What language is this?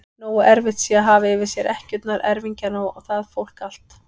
Icelandic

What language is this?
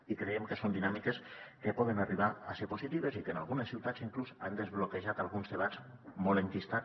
Catalan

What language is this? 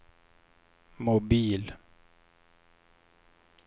Swedish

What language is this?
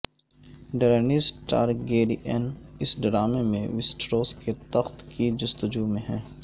Urdu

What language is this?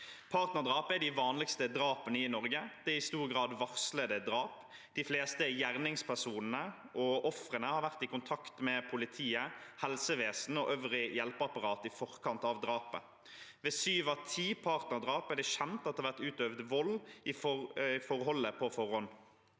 Norwegian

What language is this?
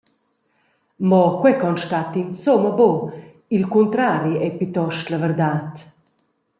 Romansh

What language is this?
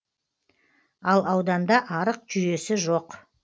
Kazakh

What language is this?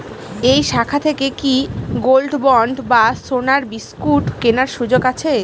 Bangla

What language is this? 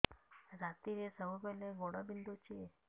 Odia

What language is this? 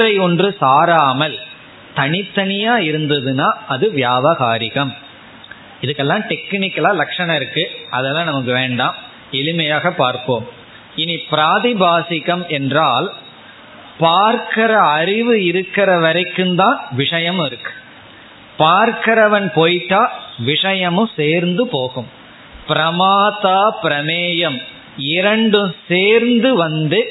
Tamil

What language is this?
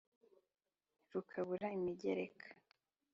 Kinyarwanda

